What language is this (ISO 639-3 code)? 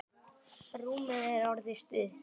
isl